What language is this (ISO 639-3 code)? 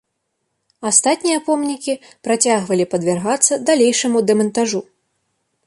bel